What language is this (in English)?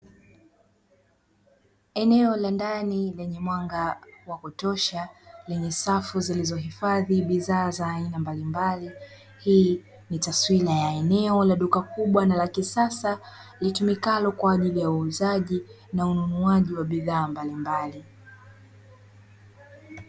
Swahili